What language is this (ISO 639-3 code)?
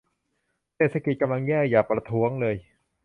tha